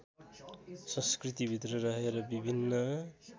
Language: Nepali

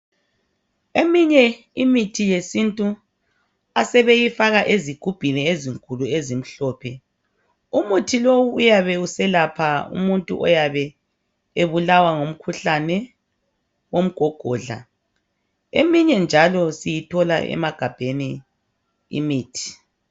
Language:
North Ndebele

